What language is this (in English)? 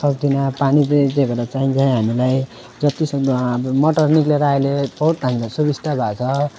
Nepali